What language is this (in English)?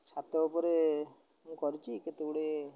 Odia